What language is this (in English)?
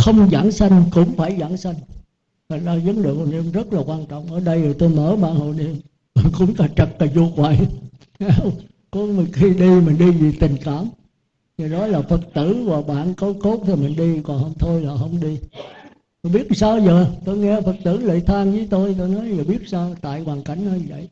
Vietnamese